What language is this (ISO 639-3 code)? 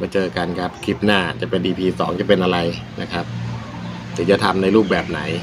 tha